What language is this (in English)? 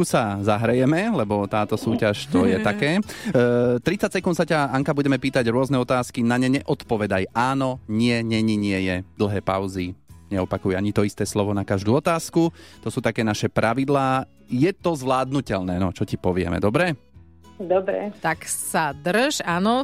Slovak